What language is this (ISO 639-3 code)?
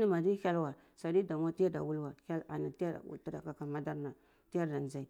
ckl